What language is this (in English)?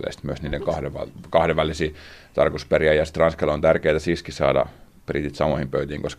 Finnish